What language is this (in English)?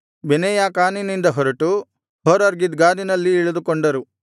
Kannada